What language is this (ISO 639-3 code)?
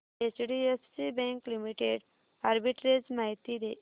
mar